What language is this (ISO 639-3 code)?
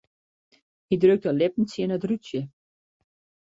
fry